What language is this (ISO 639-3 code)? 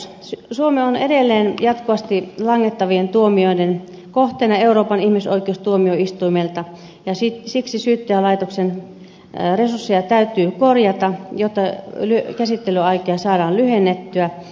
fin